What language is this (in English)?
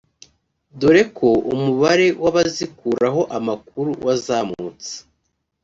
Kinyarwanda